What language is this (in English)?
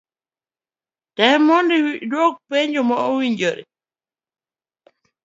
Luo (Kenya and Tanzania)